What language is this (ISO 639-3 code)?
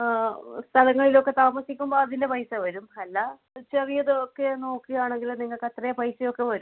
mal